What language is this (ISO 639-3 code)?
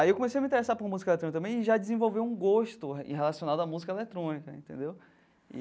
por